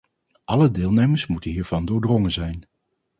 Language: Dutch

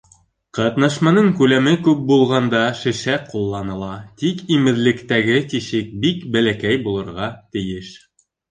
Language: Bashkir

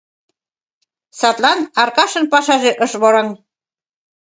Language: Mari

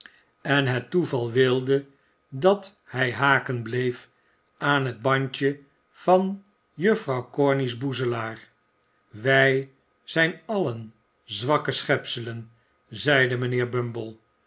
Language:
Dutch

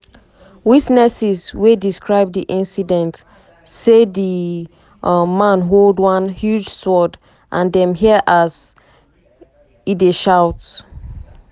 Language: Nigerian Pidgin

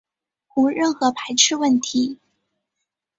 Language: Chinese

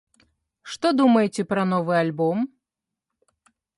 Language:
Belarusian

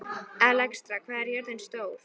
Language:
Icelandic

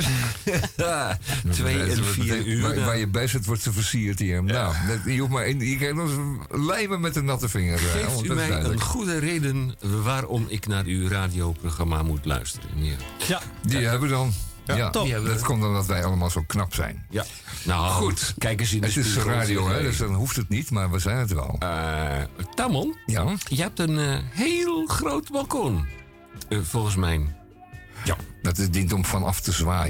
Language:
Dutch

